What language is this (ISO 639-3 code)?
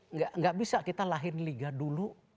ind